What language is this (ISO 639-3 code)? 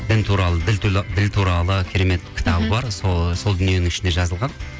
kaz